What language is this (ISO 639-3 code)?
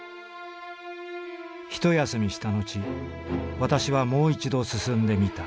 jpn